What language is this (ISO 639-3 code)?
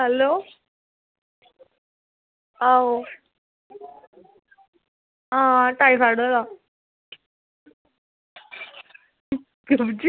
doi